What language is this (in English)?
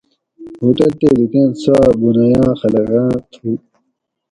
Gawri